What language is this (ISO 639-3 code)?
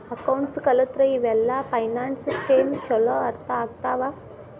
kan